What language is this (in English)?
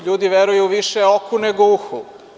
Serbian